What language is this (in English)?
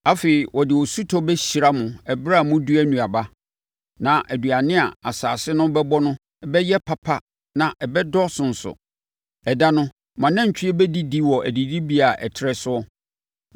Akan